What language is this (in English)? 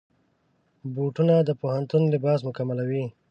Pashto